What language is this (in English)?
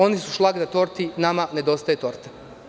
Serbian